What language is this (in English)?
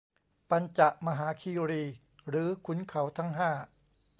Thai